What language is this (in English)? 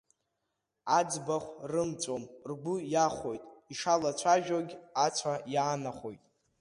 Abkhazian